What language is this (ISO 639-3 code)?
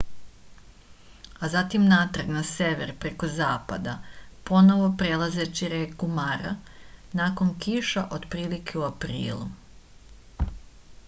srp